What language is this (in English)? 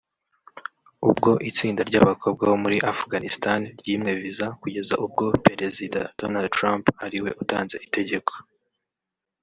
Kinyarwanda